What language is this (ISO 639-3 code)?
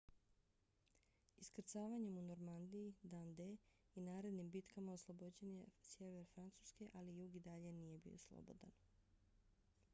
bos